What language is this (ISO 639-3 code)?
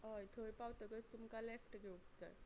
kok